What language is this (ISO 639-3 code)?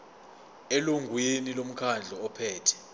zul